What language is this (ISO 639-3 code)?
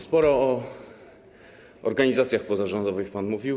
pol